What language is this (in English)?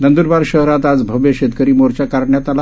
Marathi